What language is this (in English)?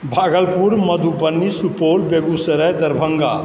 Maithili